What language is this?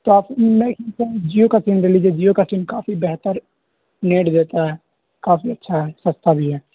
Urdu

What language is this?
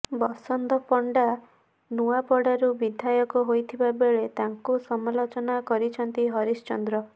Odia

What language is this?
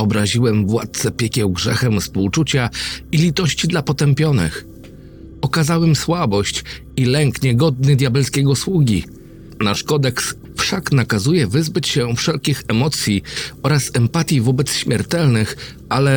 Polish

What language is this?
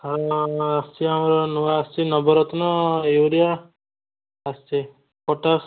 Odia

